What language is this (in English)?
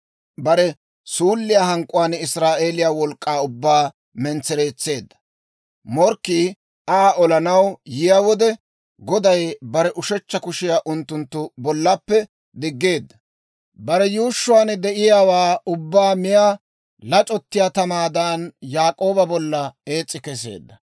Dawro